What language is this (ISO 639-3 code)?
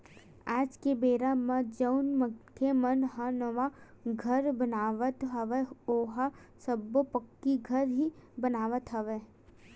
hne